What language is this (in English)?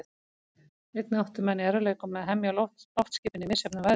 Icelandic